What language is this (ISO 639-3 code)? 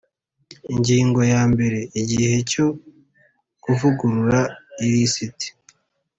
kin